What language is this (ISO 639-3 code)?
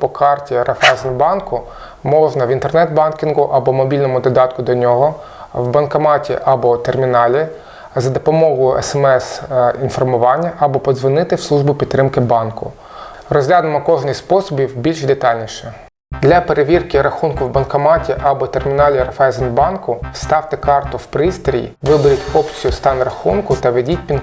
ukr